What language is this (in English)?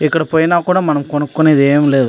Telugu